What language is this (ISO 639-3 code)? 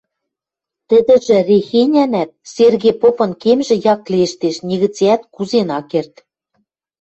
mrj